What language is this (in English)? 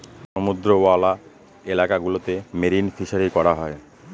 Bangla